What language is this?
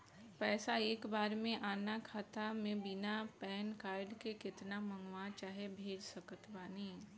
Bhojpuri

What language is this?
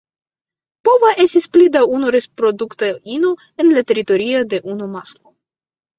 Esperanto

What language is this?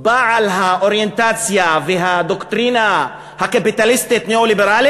Hebrew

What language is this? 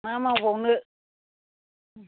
Bodo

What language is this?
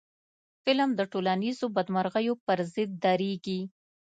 Pashto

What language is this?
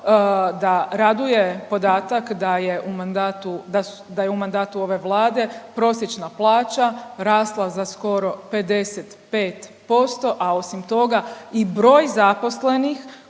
Croatian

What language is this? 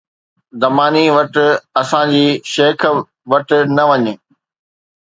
Sindhi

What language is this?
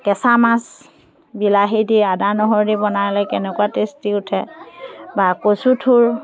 Assamese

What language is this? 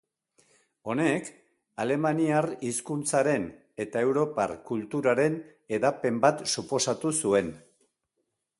Basque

